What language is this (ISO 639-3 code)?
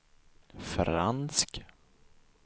swe